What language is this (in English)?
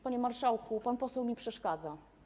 Polish